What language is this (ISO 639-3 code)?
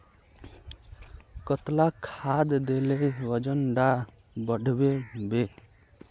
mag